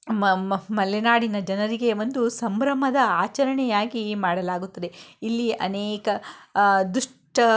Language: Kannada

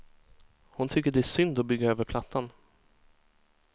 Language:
Swedish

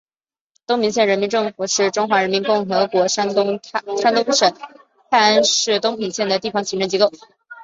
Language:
Chinese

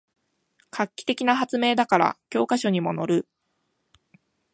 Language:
Japanese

